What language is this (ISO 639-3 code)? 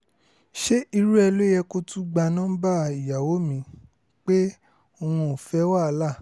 yor